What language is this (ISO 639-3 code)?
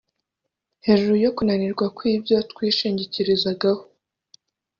kin